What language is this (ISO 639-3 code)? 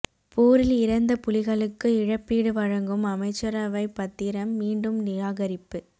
tam